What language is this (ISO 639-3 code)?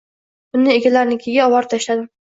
uzb